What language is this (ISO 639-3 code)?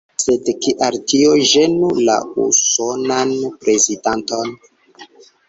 epo